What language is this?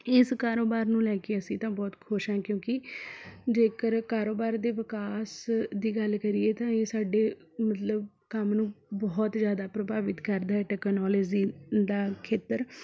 Punjabi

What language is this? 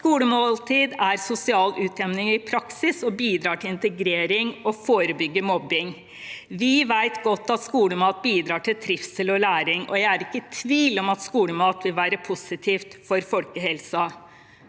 Norwegian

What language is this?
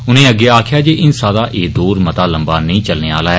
Dogri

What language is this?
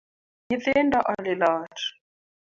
Luo (Kenya and Tanzania)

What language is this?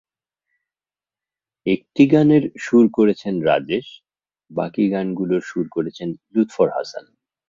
Bangla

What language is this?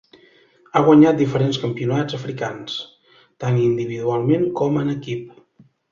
Catalan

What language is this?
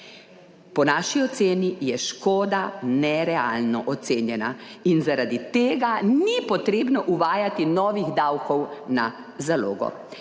Slovenian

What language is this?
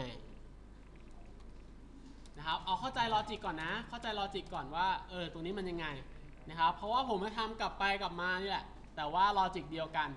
Thai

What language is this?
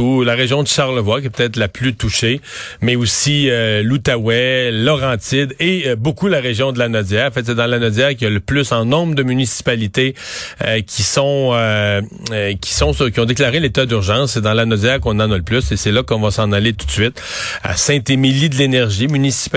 French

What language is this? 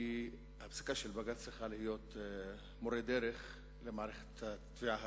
Hebrew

